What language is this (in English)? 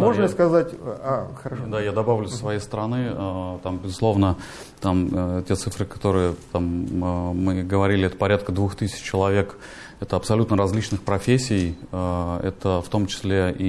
Russian